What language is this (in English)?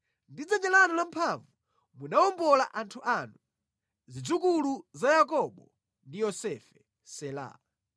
Nyanja